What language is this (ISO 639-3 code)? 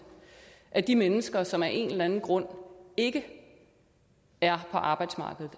dan